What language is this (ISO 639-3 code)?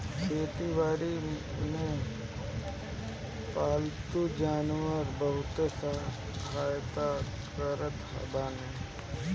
bho